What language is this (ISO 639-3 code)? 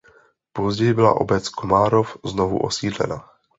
ces